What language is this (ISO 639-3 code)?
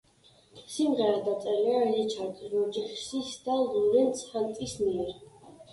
kat